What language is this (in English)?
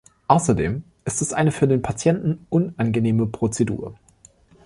German